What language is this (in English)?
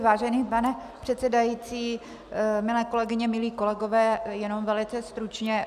Czech